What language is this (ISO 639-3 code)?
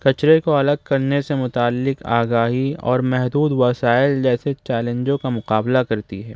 urd